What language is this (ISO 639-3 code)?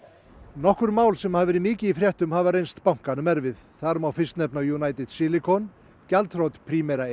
isl